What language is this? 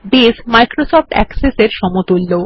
Bangla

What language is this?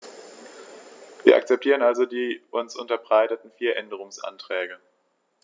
German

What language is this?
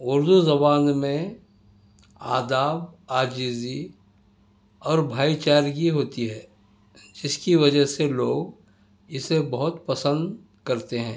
Urdu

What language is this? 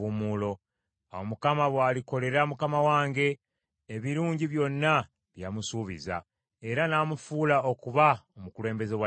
Ganda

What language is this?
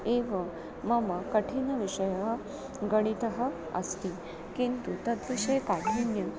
Sanskrit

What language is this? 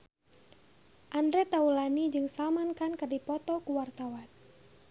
Sundanese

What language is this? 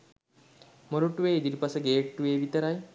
Sinhala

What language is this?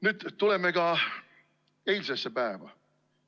Estonian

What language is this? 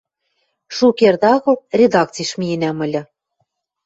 Western Mari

